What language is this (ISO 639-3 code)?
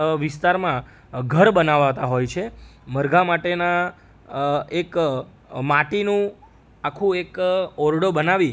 guj